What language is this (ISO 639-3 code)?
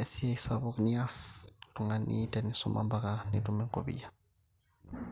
mas